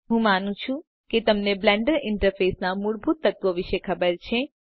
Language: Gujarati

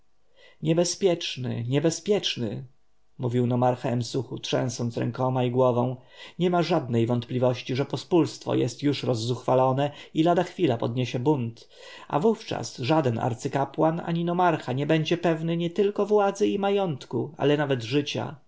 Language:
Polish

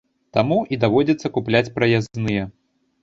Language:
Belarusian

